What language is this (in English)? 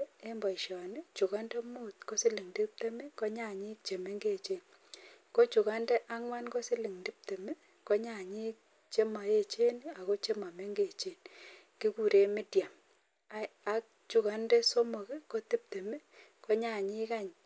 Kalenjin